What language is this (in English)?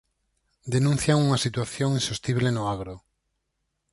Galician